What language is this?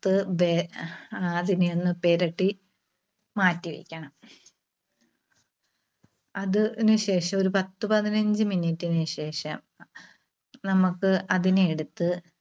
Malayalam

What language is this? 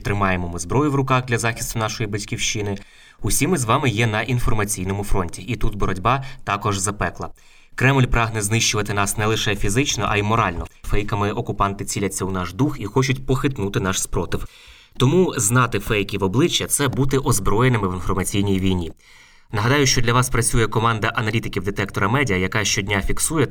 Ukrainian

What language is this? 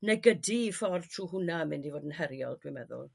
Welsh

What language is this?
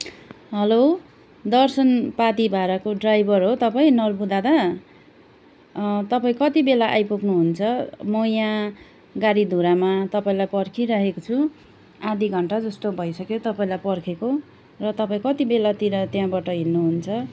Nepali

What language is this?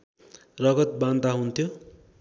Nepali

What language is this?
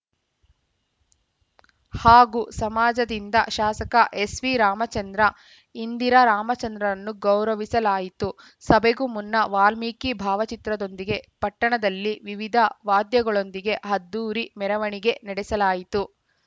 Kannada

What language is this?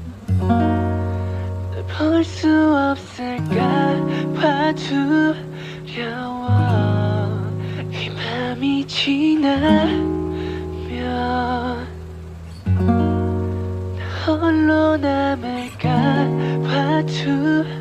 Korean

